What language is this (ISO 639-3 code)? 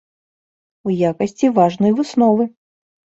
bel